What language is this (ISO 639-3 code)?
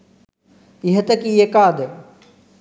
sin